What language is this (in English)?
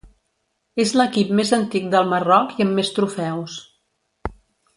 Catalan